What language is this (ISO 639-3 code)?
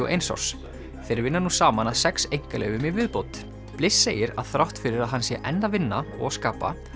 isl